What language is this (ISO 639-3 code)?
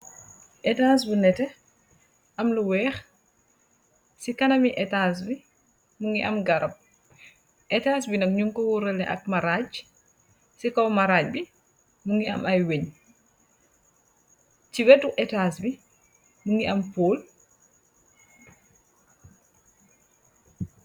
wol